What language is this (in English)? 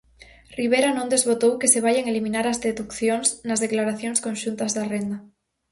Galician